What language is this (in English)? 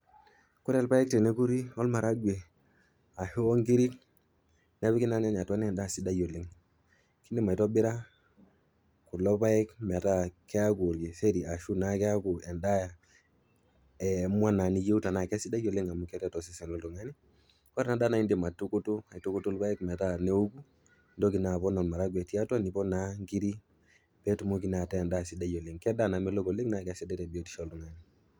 Masai